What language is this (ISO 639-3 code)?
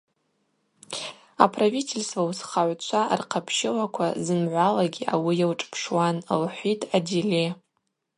abq